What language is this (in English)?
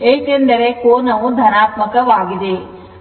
Kannada